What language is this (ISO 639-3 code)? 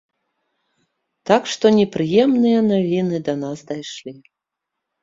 bel